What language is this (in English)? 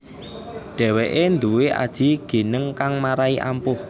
Javanese